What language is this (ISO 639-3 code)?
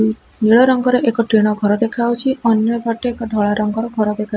ori